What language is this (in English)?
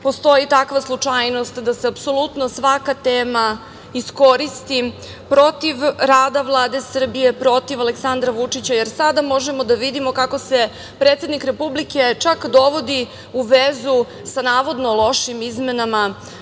Serbian